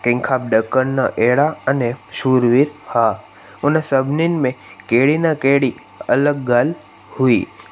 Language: Sindhi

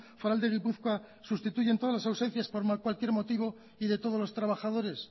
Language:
Spanish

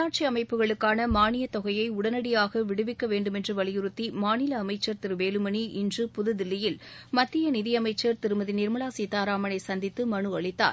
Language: Tamil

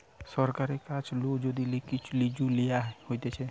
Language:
Bangla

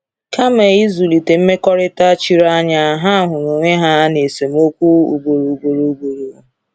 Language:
Igbo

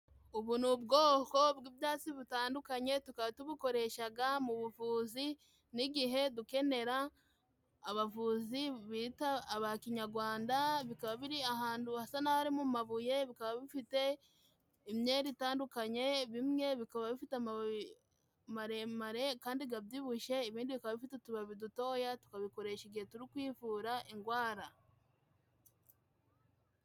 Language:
Kinyarwanda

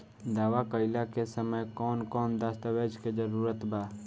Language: Bhojpuri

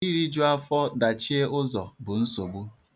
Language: Igbo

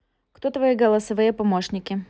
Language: Russian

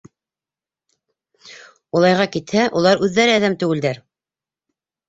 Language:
Bashkir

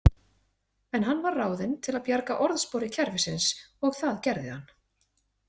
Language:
Icelandic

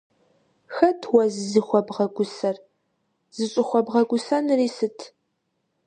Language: Kabardian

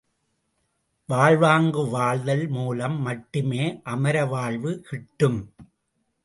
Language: Tamil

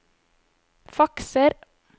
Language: Norwegian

